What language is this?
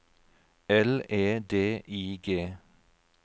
Norwegian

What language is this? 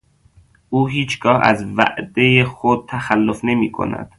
Persian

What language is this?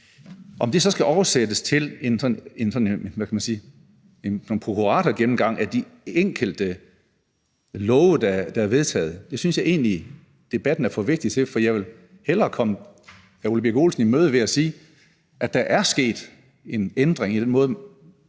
Danish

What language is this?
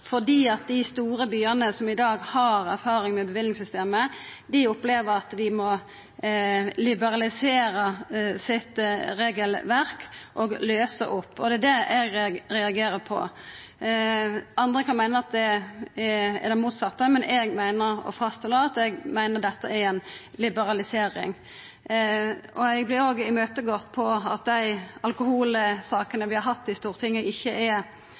Norwegian Nynorsk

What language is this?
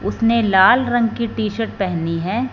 Hindi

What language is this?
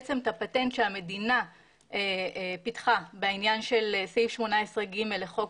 Hebrew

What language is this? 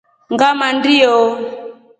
Rombo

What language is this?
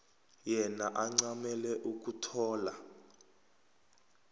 South Ndebele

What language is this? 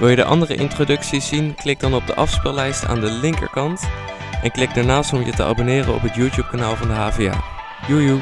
Dutch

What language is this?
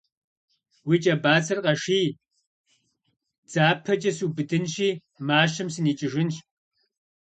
Kabardian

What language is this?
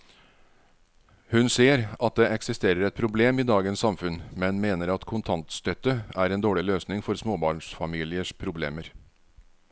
Norwegian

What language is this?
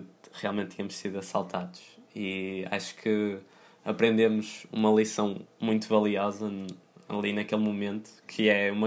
Portuguese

